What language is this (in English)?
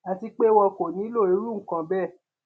Yoruba